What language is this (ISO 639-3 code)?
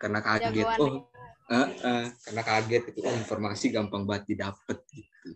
ind